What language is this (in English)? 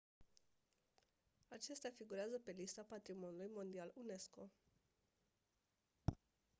Romanian